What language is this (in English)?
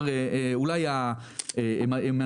Hebrew